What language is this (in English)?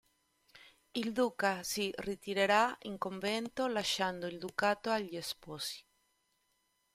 Italian